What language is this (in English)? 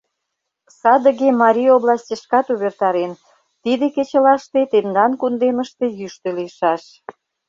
Mari